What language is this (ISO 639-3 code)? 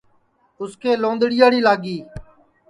ssi